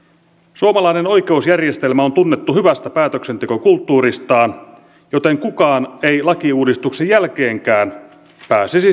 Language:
Finnish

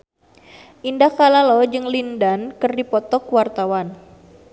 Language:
Sundanese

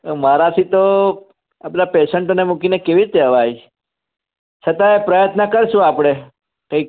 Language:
Gujarati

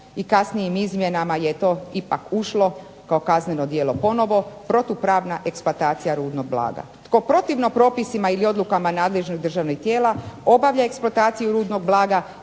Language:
Croatian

